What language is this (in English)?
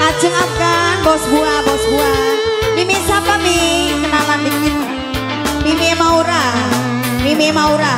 Indonesian